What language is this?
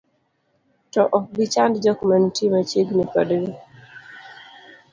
Luo (Kenya and Tanzania)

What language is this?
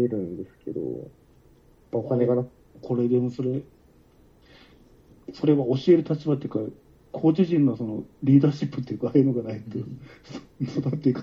Japanese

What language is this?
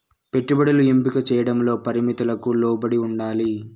Telugu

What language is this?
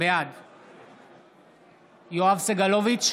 Hebrew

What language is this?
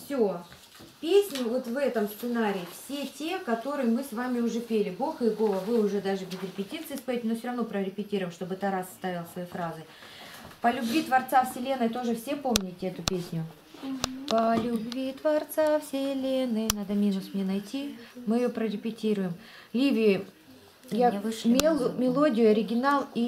Russian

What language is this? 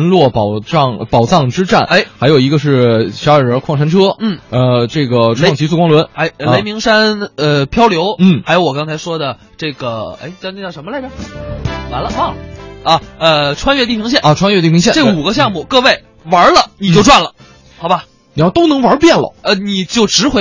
Chinese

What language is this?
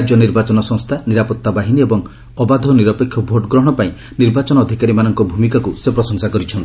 Odia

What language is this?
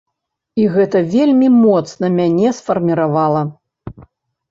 Belarusian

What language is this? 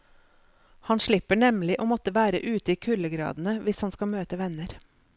Norwegian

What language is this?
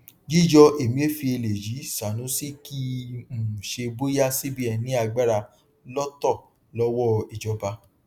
Yoruba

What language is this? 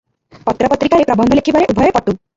Odia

